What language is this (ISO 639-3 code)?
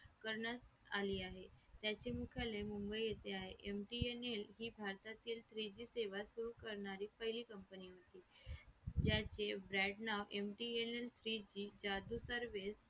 mar